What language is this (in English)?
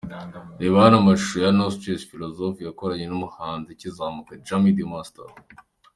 Kinyarwanda